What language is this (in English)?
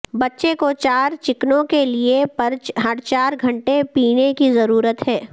Urdu